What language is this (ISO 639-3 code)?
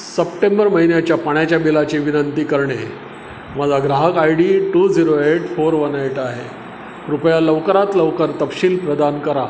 mar